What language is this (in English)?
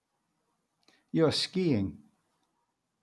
English